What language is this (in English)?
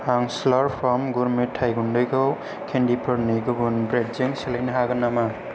Bodo